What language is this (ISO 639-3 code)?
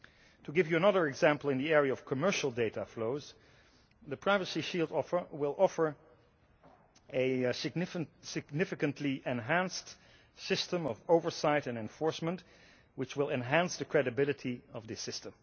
eng